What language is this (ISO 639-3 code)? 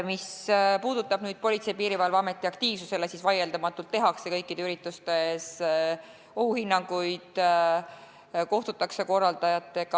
est